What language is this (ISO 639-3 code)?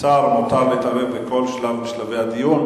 heb